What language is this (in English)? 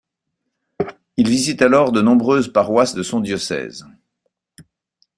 French